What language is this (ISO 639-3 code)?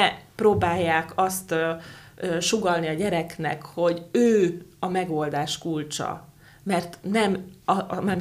hun